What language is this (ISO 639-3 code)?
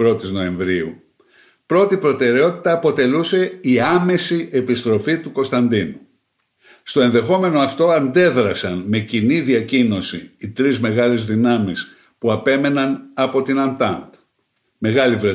ell